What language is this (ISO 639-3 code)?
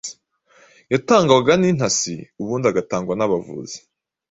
kin